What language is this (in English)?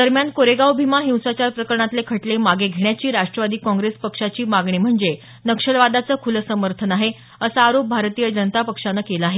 Marathi